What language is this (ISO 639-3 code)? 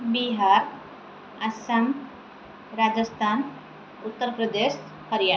ori